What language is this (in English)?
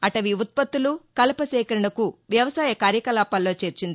Telugu